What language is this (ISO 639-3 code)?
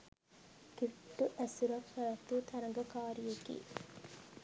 sin